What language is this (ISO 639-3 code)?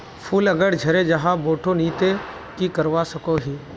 mag